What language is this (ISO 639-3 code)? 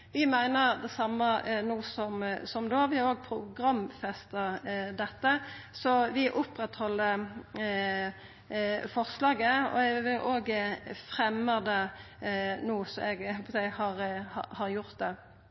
nno